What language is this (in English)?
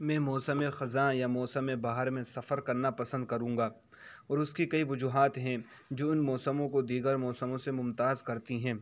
Urdu